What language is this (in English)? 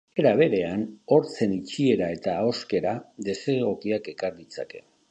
Basque